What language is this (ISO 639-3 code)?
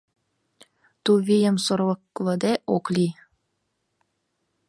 chm